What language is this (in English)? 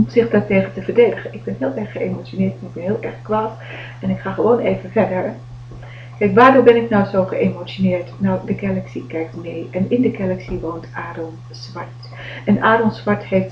Dutch